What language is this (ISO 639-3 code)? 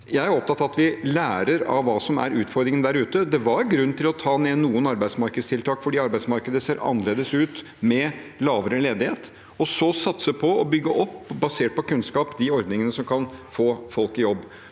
nor